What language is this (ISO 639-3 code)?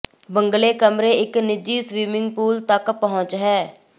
pan